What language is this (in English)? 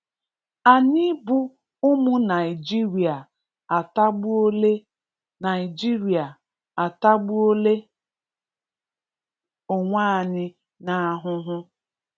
Igbo